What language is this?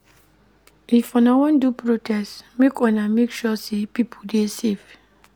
Nigerian Pidgin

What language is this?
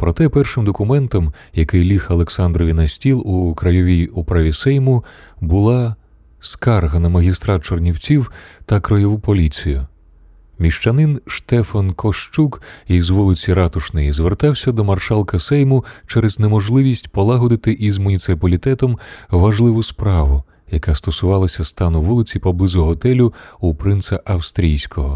Ukrainian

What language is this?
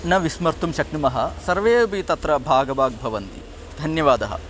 Sanskrit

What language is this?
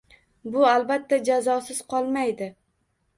Uzbek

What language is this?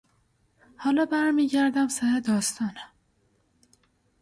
Persian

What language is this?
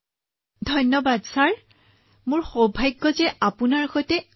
Assamese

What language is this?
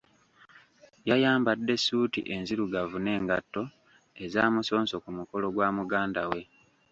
Ganda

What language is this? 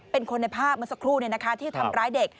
Thai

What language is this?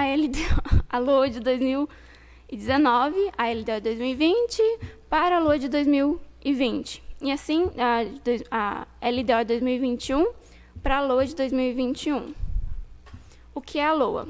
Portuguese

